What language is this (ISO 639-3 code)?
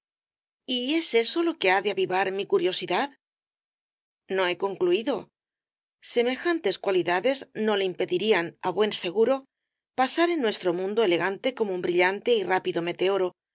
spa